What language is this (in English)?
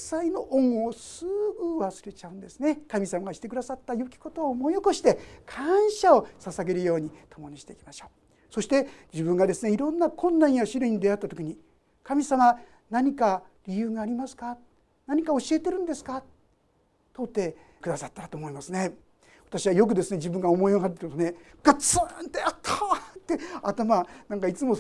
Japanese